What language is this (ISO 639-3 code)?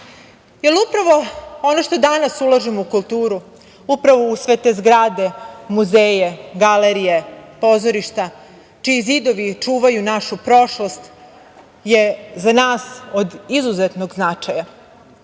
srp